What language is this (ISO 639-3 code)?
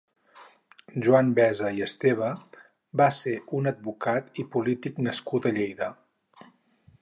cat